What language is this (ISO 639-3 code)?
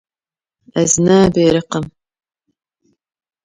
kur